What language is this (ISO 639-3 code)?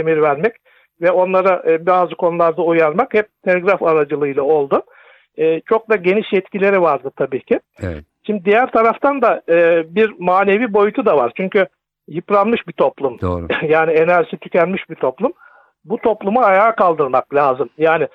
tur